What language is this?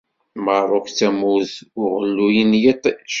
Kabyle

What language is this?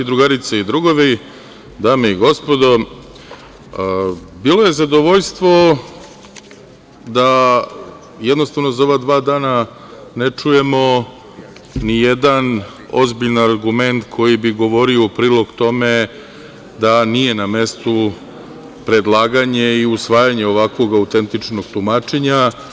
Serbian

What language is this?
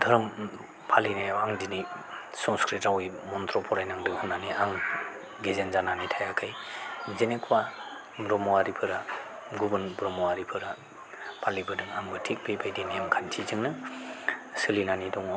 Bodo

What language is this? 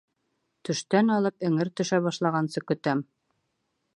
Bashkir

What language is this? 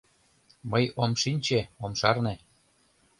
Mari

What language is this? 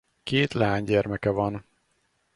Hungarian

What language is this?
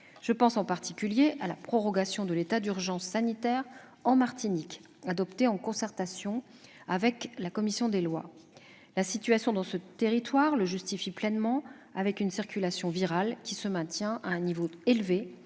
French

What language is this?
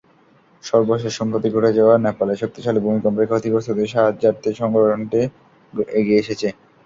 Bangla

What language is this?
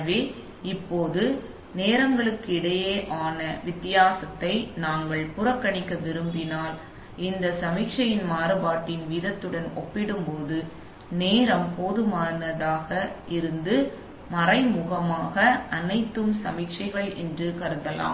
Tamil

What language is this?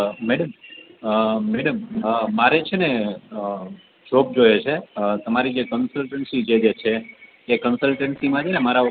Gujarati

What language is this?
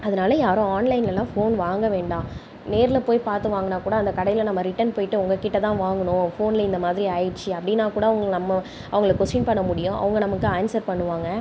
Tamil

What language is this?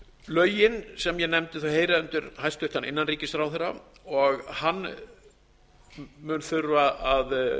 Icelandic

